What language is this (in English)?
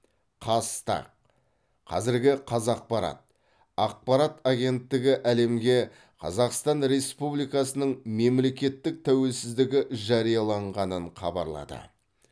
Kazakh